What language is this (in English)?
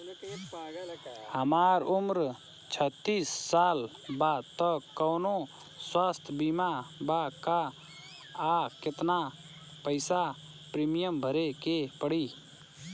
Bhojpuri